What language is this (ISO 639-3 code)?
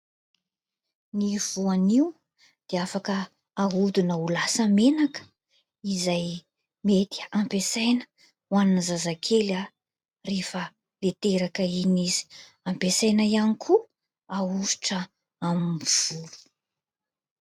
mlg